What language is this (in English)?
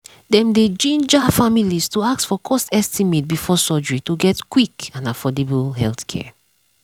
Nigerian Pidgin